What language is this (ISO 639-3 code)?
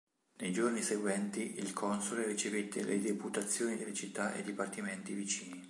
ita